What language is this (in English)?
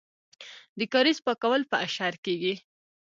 Pashto